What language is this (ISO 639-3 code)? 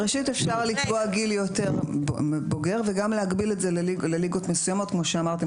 heb